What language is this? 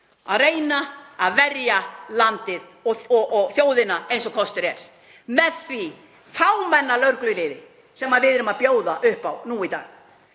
Icelandic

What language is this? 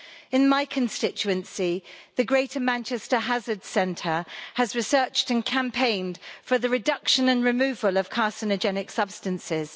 English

